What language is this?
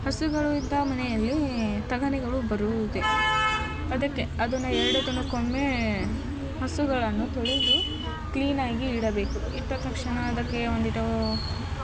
Kannada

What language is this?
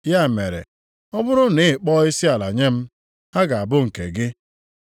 Igbo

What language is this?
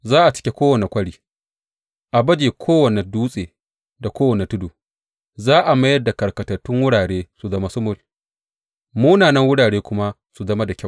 Hausa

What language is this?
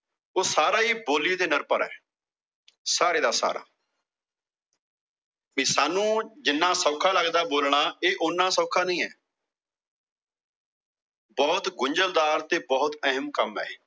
Punjabi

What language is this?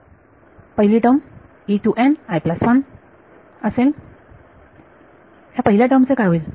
Marathi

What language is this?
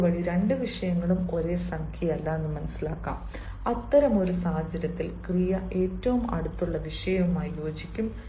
Malayalam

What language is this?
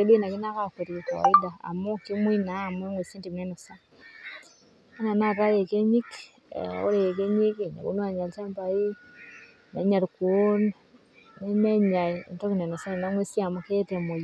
Masai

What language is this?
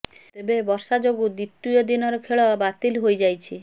Odia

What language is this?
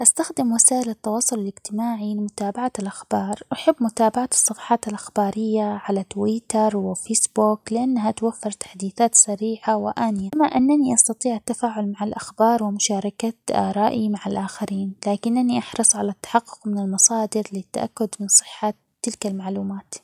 Omani Arabic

